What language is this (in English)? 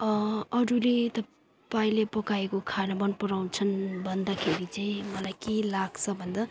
Nepali